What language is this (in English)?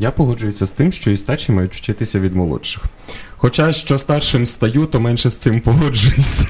Ukrainian